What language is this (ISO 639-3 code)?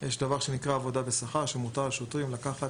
heb